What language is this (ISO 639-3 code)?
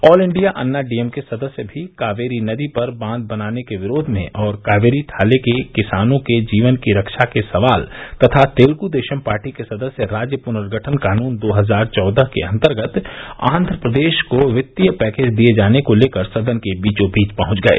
hin